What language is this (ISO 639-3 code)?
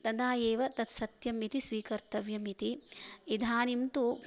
san